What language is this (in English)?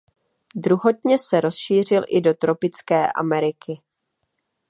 Czech